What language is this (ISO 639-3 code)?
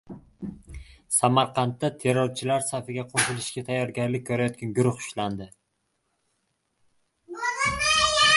uzb